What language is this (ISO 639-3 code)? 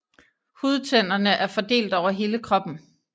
dan